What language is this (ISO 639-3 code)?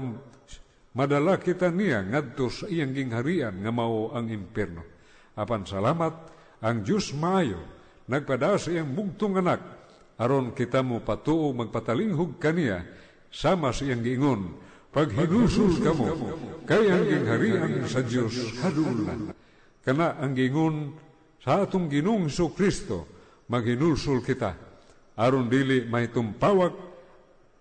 fil